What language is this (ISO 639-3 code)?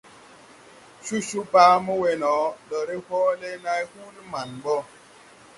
tui